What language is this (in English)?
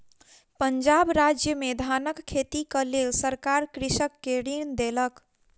Maithili